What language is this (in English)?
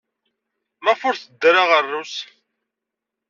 Kabyle